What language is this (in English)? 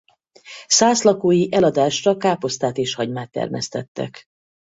Hungarian